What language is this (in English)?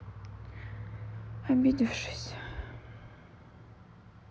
Russian